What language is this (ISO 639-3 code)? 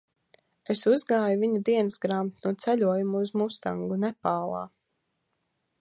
lav